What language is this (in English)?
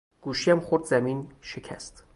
Persian